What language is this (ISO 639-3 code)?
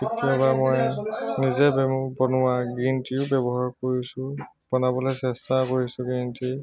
asm